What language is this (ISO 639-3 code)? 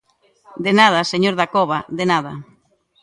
glg